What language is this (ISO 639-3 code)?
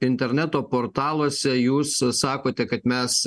lit